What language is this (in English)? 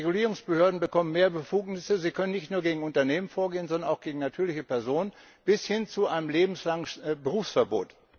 German